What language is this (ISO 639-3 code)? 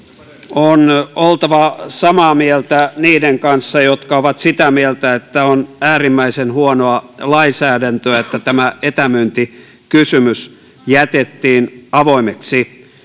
fin